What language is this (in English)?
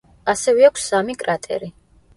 Georgian